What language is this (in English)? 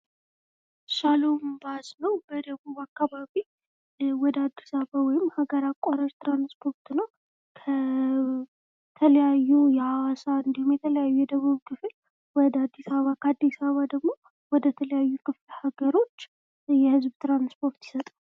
Amharic